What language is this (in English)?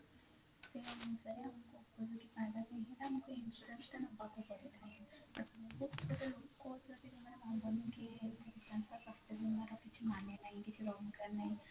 Odia